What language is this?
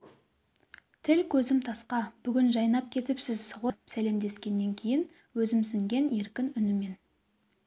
Kazakh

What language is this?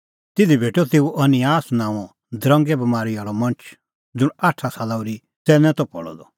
Kullu Pahari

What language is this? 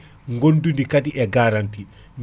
Fula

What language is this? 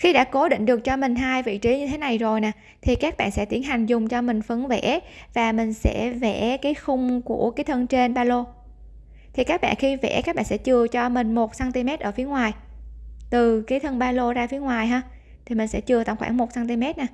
Vietnamese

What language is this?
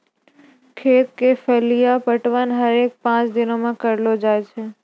Maithili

